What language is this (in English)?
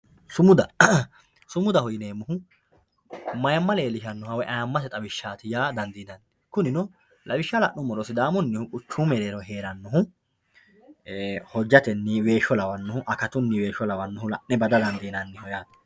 Sidamo